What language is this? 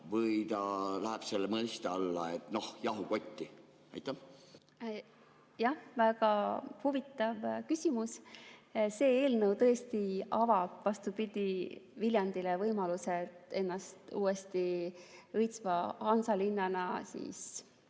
Estonian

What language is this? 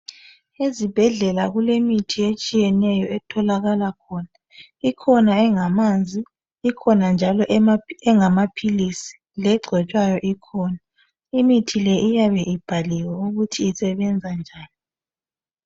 North Ndebele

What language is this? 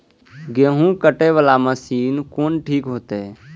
Maithili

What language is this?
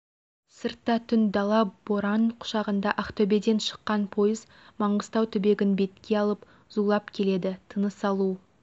Kazakh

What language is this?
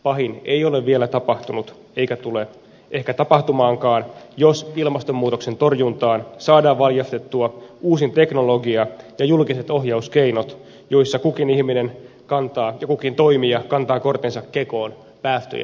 Finnish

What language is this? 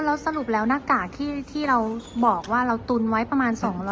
Thai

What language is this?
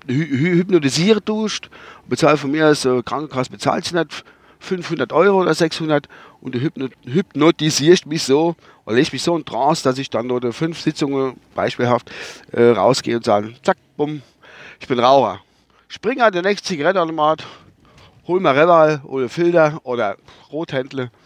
German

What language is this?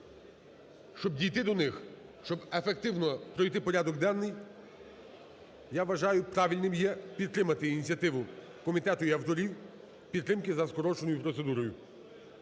Ukrainian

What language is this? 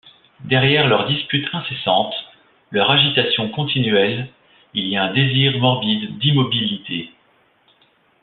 French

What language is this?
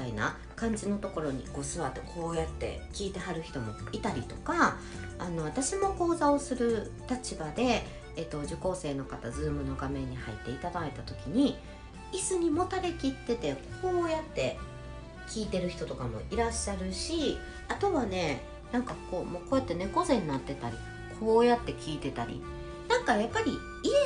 Japanese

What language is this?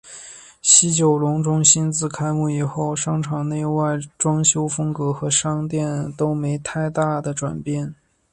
Chinese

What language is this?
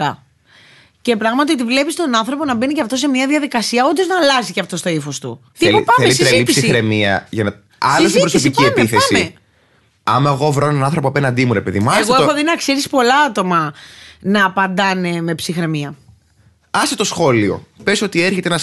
Greek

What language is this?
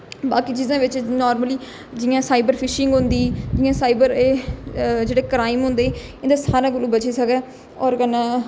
Dogri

